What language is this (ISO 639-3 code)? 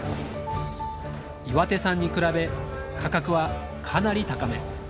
jpn